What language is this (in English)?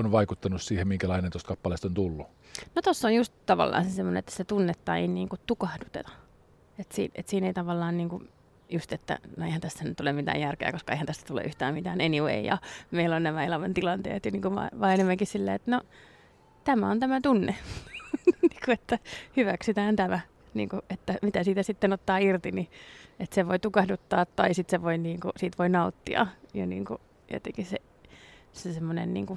Finnish